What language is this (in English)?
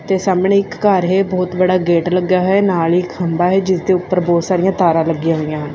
Punjabi